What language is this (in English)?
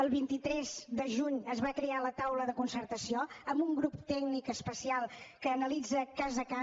Catalan